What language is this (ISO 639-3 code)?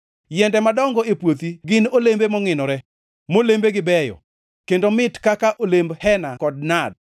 luo